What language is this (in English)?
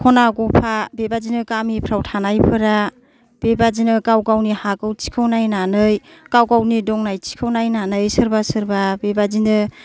Bodo